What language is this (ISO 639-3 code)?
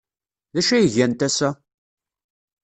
kab